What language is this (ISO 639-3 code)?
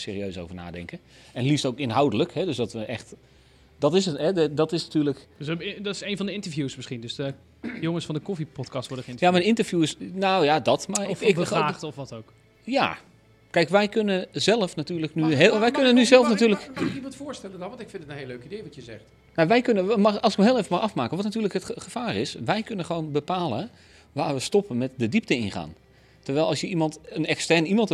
nld